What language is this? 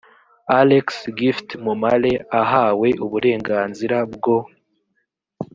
Kinyarwanda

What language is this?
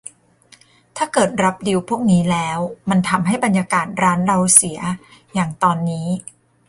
Thai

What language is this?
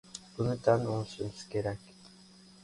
Uzbek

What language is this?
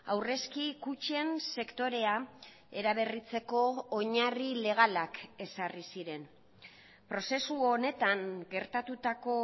Basque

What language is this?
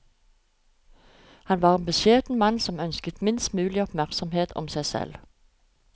Norwegian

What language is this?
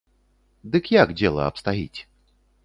Belarusian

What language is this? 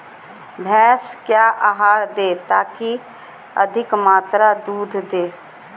Magahi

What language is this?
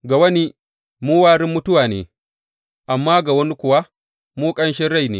Hausa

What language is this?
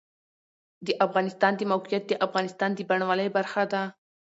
Pashto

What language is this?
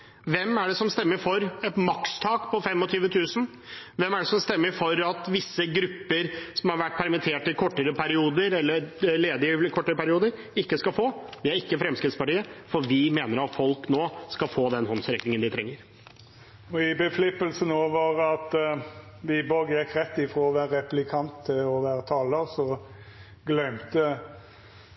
Norwegian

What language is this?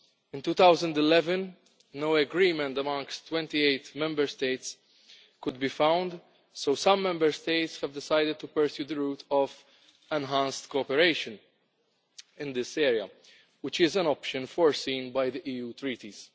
English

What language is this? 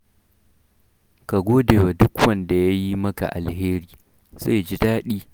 Hausa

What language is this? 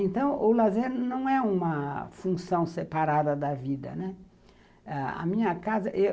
Portuguese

